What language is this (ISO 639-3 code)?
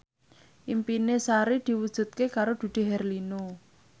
jav